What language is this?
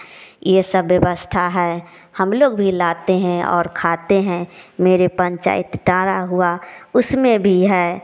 Hindi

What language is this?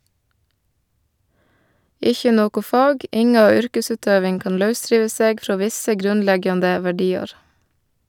Norwegian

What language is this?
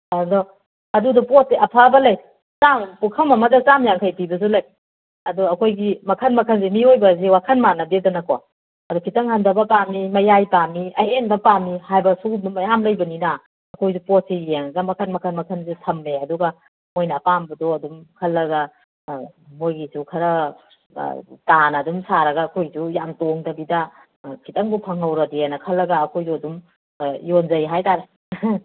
Manipuri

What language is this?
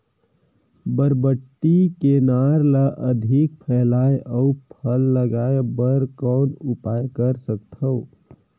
Chhattisgarhi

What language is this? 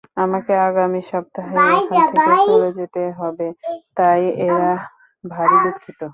Bangla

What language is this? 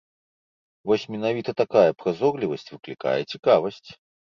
Belarusian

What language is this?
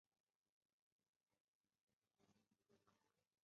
Chinese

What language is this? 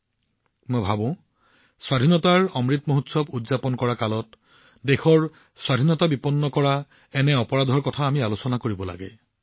Assamese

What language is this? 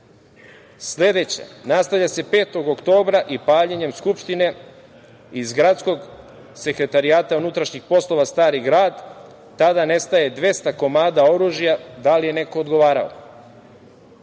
Serbian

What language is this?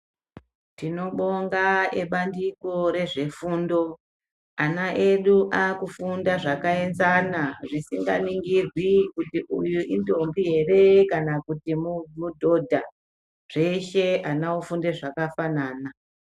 Ndau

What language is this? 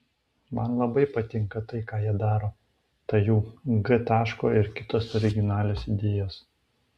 Lithuanian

